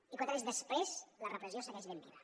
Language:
Catalan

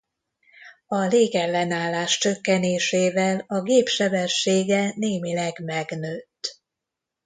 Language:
Hungarian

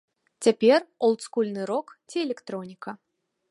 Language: Belarusian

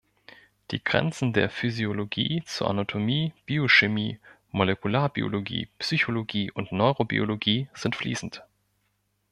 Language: German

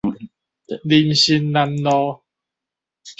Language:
Min Nan Chinese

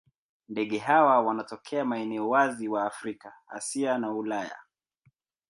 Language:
Swahili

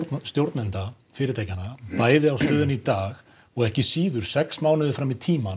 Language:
Icelandic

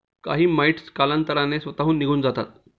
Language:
Marathi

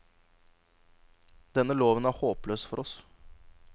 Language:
Norwegian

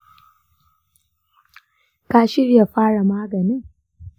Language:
Hausa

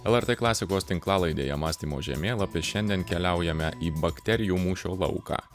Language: Lithuanian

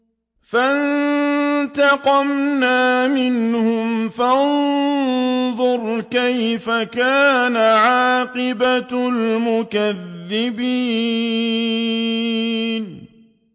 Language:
Arabic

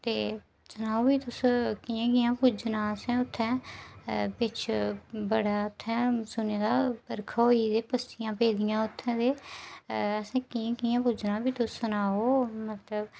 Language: Dogri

